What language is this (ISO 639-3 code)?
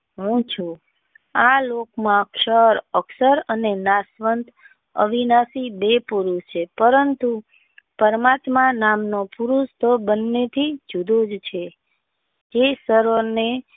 guj